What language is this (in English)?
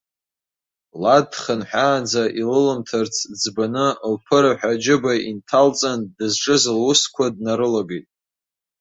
Abkhazian